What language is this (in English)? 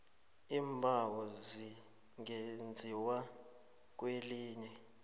South Ndebele